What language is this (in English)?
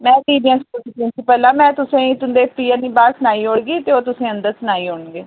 Dogri